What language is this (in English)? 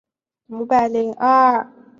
Chinese